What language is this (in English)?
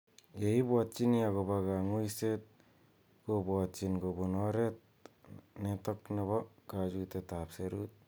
Kalenjin